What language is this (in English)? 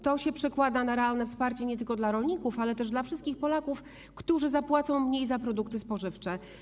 Polish